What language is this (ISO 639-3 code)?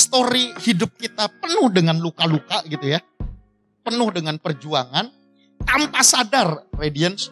ind